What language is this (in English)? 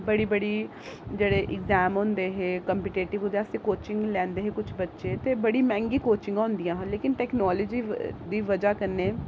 Dogri